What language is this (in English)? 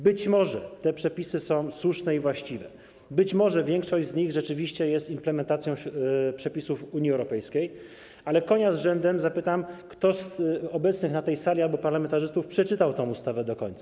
Polish